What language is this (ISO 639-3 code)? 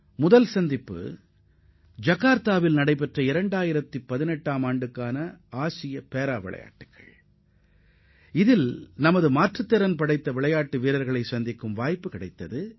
tam